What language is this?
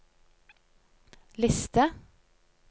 Norwegian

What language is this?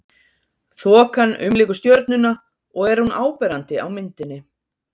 Icelandic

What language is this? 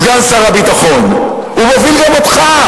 Hebrew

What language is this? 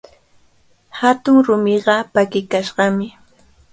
Cajatambo North Lima Quechua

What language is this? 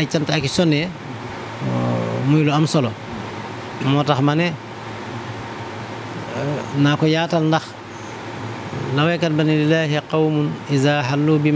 French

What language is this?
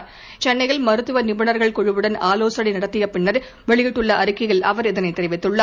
Tamil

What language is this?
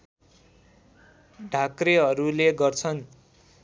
Nepali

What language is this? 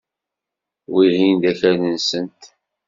Kabyle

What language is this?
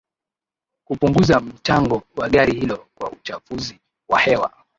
Swahili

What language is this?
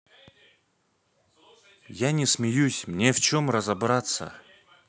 Russian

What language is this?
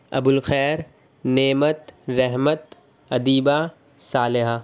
Urdu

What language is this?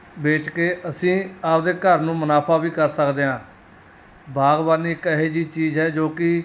Punjabi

